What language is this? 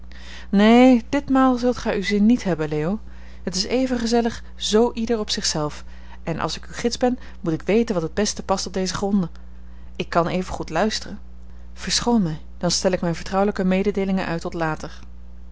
Dutch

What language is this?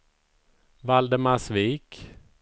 Swedish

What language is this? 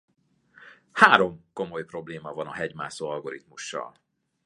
Hungarian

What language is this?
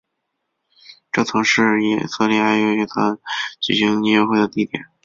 Chinese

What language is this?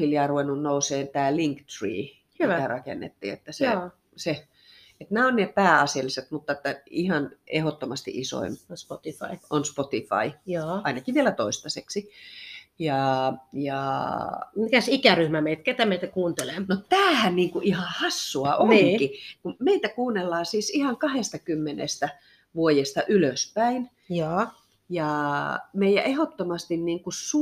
Finnish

